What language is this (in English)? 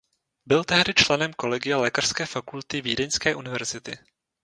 Czech